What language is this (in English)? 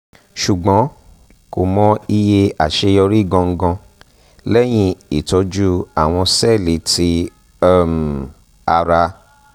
Yoruba